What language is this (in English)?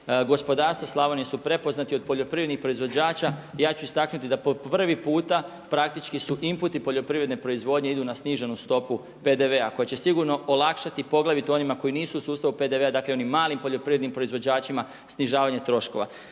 Croatian